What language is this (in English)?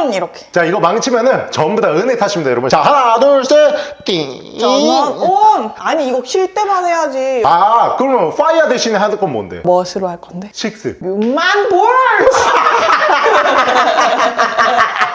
Korean